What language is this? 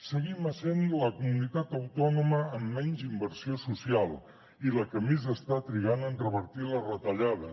Catalan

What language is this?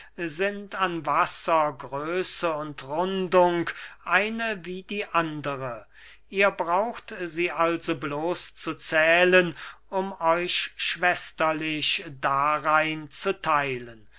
German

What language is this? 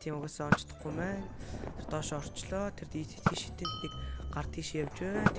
French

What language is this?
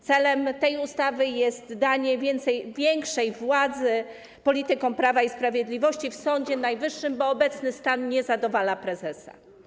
Polish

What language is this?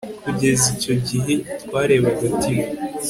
Kinyarwanda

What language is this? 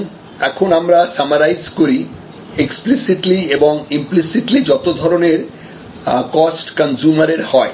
Bangla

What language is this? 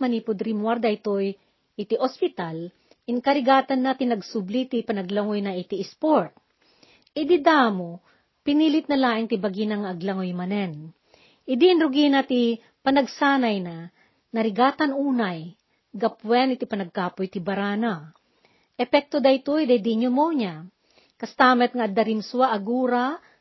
Filipino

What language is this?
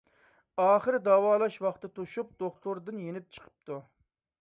Uyghur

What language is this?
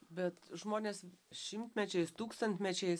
Lithuanian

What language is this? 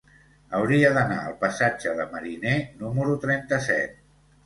Catalan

